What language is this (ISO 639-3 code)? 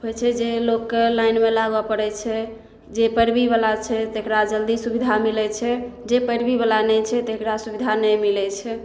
mai